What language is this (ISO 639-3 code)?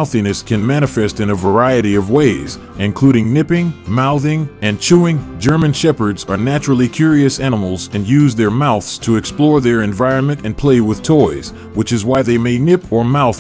eng